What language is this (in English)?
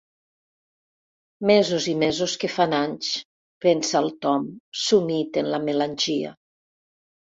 Catalan